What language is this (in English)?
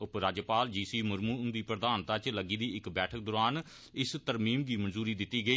Dogri